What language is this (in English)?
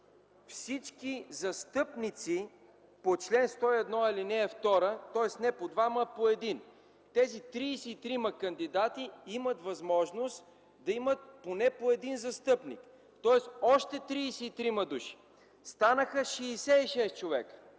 Bulgarian